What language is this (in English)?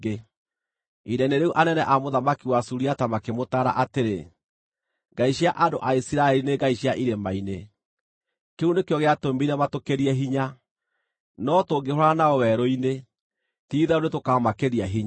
Kikuyu